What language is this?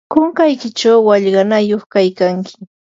Yanahuanca Pasco Quechua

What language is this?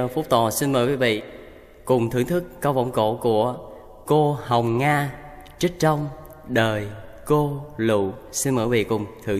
Vietnamese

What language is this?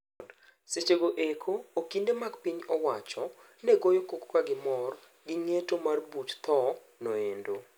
Luo (Kenya and Tanzania)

